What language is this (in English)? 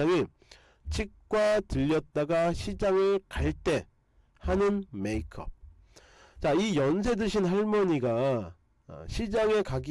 Korean